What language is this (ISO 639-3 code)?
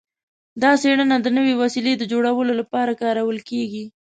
pus